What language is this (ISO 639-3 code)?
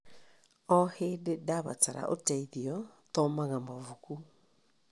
kik